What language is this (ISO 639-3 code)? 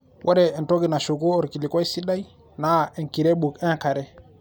mas